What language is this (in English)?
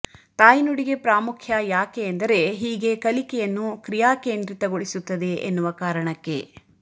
Kannada